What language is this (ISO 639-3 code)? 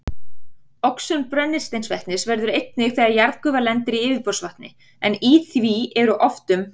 isl